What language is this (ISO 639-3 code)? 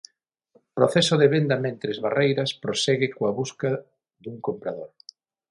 glg